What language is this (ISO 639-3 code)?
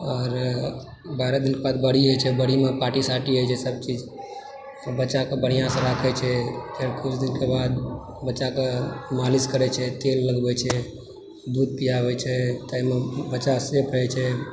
mai